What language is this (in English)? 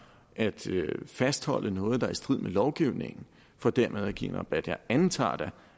Danish